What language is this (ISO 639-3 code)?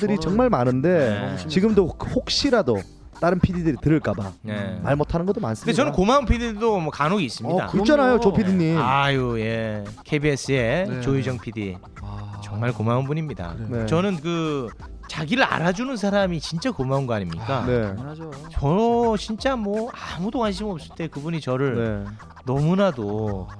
kor